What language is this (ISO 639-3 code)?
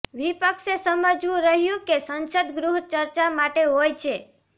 guj